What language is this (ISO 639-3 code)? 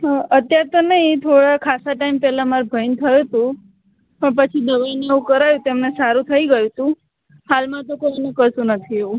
guj